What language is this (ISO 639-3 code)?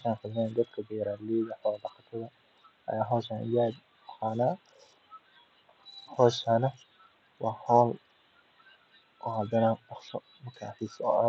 som